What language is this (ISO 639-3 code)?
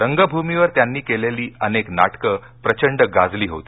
mar